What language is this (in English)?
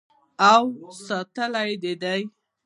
Pashto